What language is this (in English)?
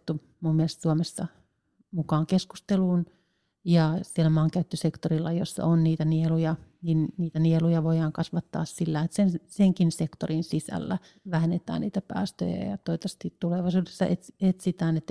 Finnish